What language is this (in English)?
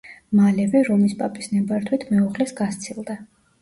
Georgian